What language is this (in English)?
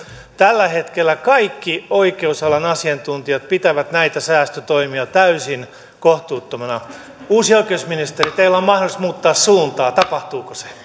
Finnish